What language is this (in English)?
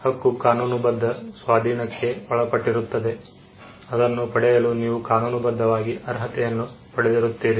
Kannada